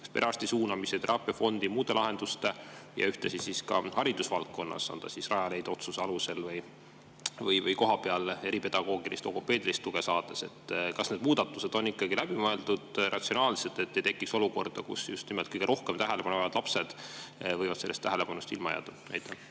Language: Estonian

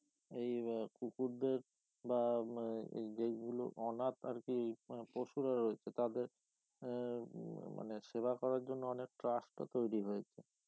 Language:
Bangla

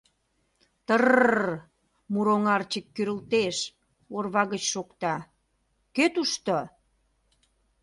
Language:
Mari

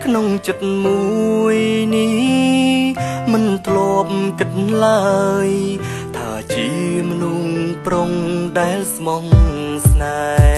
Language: Thai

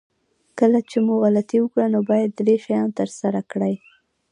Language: Pashto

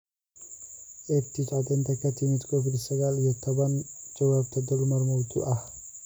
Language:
Somali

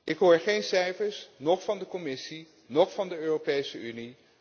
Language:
Dutch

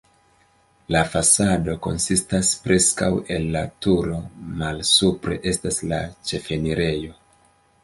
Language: Esperanto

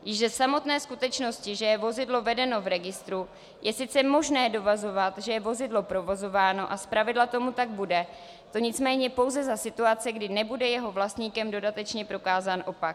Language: Czech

